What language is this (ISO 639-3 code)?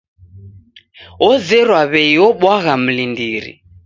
dav